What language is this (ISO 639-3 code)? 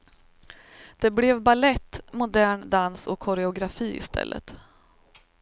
swe